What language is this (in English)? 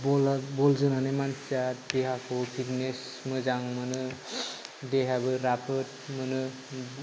Bodo